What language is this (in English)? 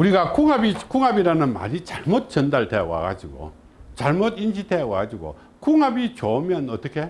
Korean